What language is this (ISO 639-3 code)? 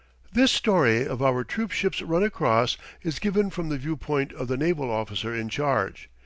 eng